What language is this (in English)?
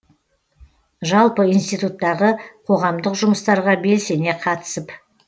Kazakh